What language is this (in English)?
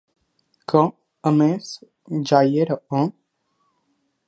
Catalan